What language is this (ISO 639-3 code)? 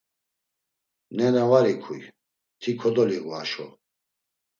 lzz